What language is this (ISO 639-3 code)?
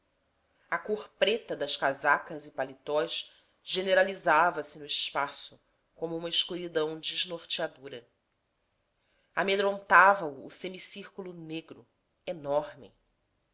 por